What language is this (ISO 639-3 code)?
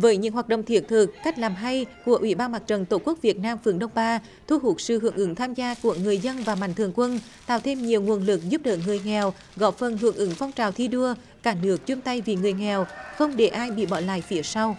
vie